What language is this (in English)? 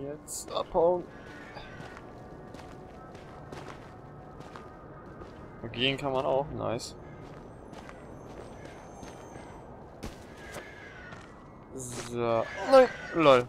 German